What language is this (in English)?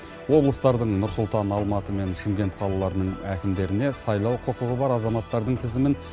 Kazakh